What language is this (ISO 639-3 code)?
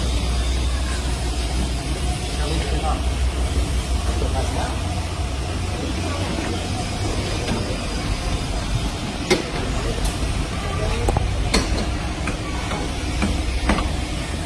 vie